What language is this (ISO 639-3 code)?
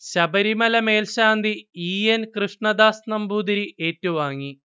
mal